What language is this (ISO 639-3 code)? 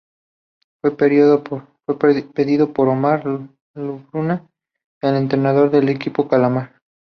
spa